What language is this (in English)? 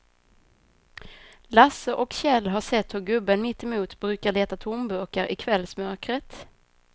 Swedish